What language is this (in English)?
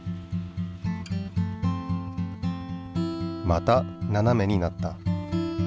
Japanese